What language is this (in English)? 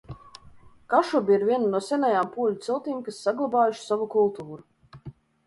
Latvian